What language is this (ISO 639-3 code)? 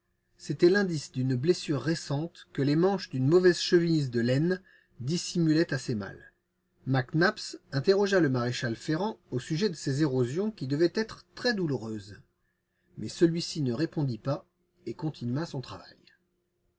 fra